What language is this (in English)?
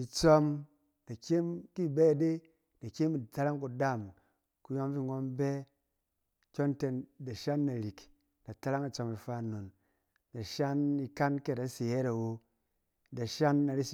Cen